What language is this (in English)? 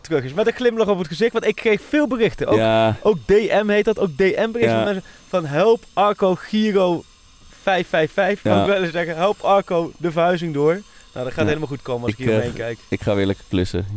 Dutch